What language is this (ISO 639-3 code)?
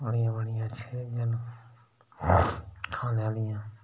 doi